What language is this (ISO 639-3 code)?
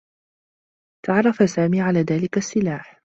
ara